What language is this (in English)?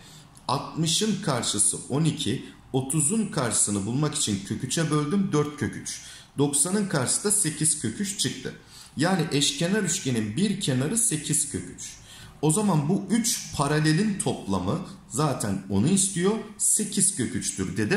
Turkish